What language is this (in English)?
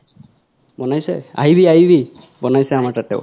Assamese